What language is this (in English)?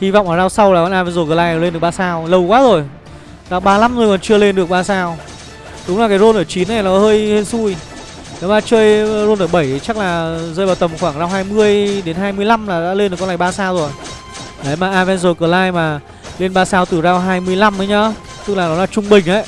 Vietnamese